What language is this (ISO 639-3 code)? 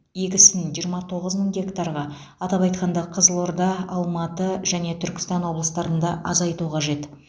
kaz